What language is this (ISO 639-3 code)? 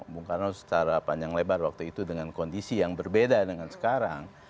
ind